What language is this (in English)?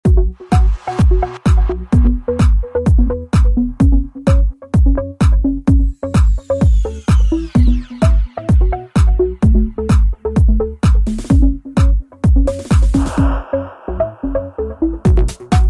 English